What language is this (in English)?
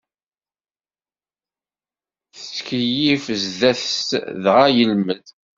Kabyle